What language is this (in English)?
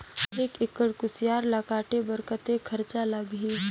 Chhattisgarhi